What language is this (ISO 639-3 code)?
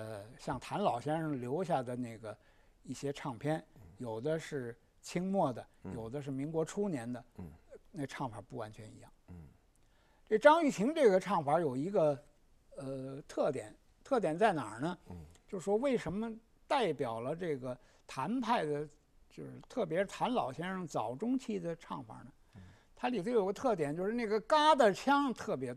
zho